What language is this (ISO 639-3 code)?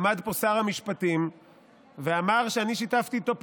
heb